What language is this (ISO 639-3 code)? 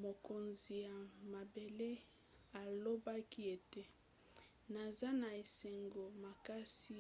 lin